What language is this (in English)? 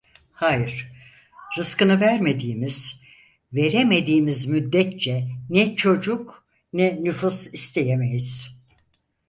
Turkish